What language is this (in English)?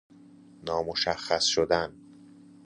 Persian